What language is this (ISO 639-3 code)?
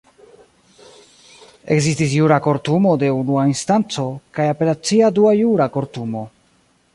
epo